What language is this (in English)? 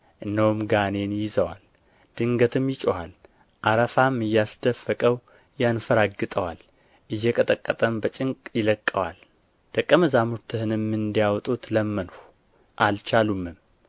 Amharic